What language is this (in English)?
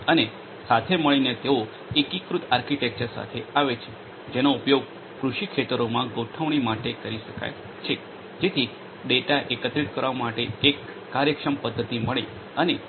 Gujarati